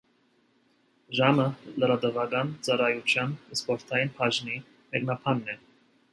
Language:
Armenian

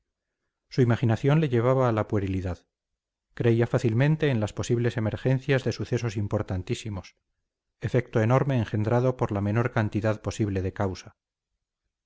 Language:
Spanish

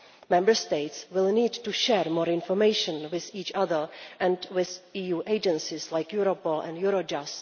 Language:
English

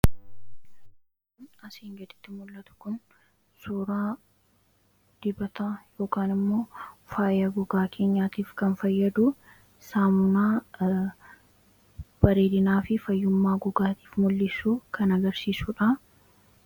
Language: Oromo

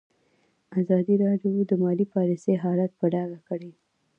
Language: Pashto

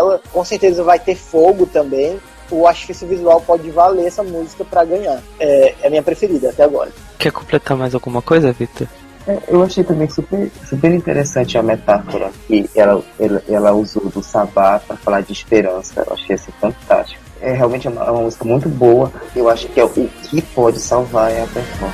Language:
Portuguese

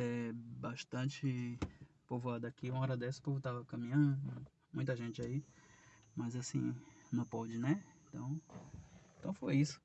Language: Portuguese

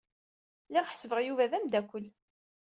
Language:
Kabyle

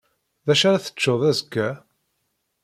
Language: Kabyle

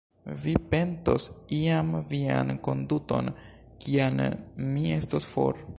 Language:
Esperanto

